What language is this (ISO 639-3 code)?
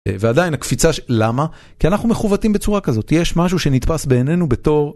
heb